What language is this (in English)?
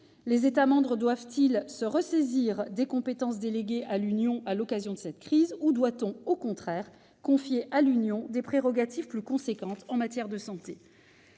French